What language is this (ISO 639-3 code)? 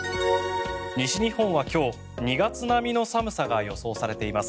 jpn